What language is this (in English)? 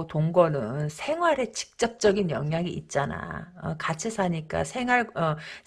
Korean